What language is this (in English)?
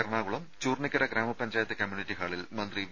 Malayalam